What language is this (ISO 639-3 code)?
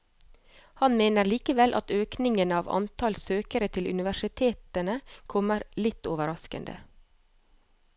nor